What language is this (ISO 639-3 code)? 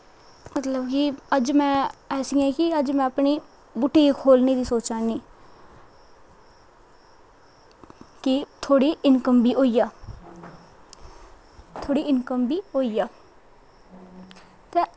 doi